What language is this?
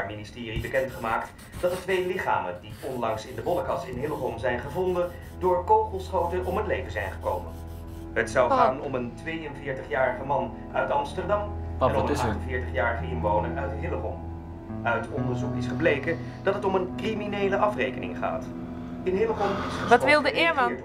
Dutch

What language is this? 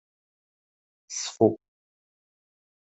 Kabyle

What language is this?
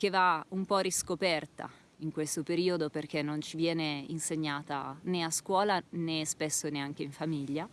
Italian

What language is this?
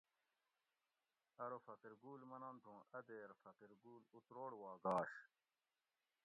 Gawri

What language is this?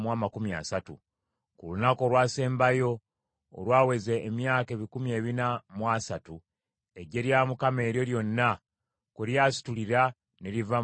Ganda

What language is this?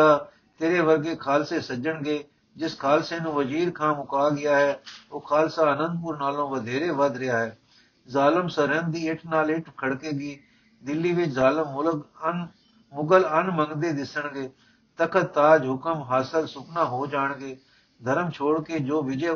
Punjabi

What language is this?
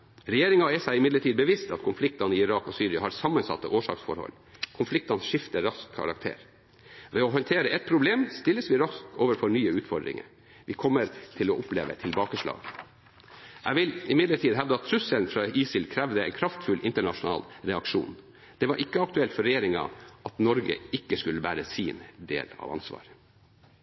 Norwegian Bokmål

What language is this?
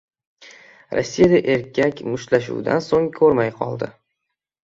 Uzbek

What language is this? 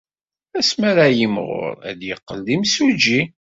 Kabyle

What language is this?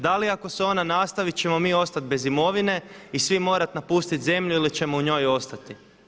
Croatian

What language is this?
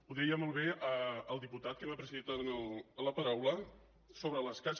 Catalan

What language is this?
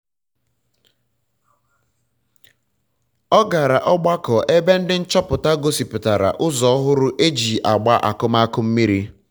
Igbo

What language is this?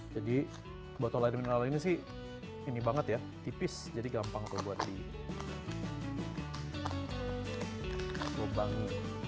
Indonesian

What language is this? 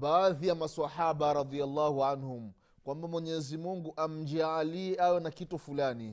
Swahili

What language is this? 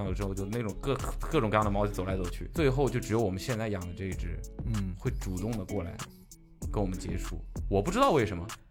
Chinese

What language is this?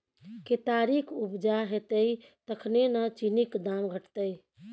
Maithili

